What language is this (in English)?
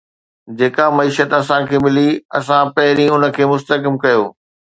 Sindhi